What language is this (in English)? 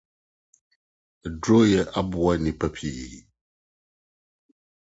Akan